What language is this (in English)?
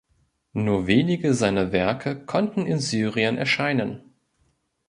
German